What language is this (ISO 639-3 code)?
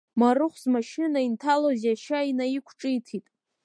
abk